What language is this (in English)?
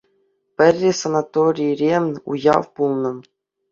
Chuvash